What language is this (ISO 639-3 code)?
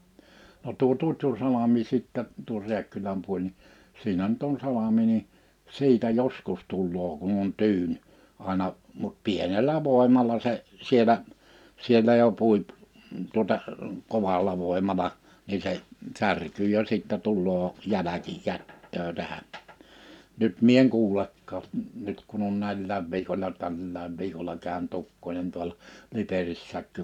fin